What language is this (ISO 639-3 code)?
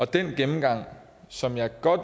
dan